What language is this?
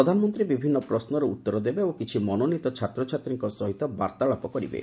Odia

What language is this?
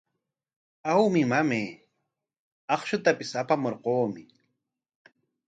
Corongo Ancash Quechua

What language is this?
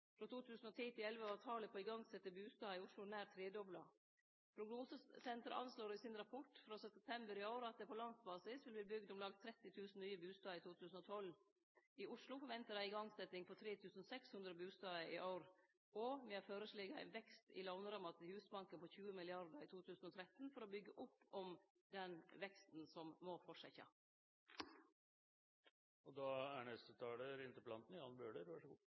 Norwegian Nynorsk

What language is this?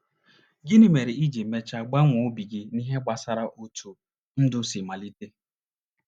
Igbo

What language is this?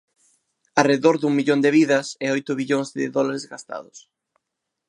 Galician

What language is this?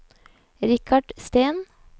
Norwegian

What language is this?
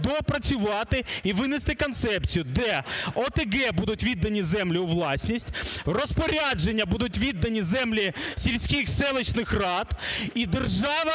Ukrainian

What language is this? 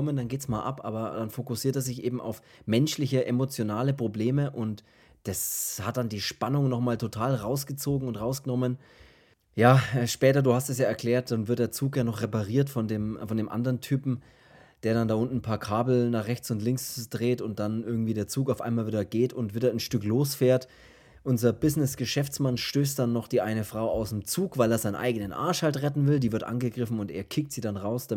German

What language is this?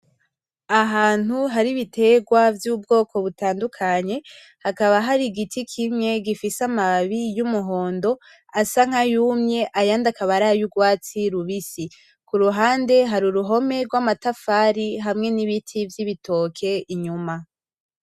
Rundi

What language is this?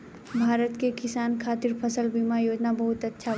Bhojpuri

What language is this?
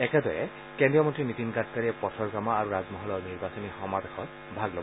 Assamese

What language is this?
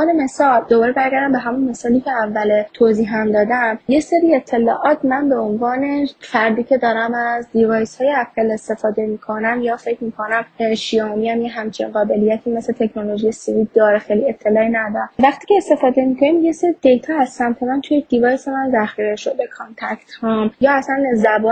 Persian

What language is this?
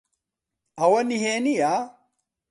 Central Kurdish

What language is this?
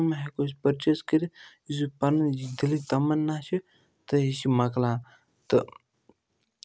Kashmiri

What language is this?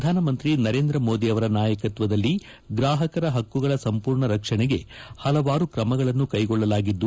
Kannada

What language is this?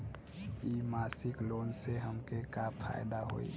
Bhojpuri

